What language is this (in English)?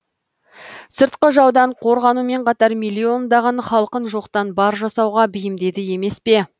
Kazakh